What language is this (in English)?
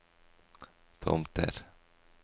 Norwegian